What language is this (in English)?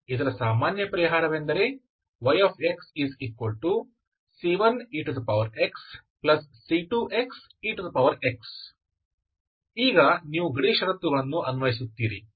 Kannada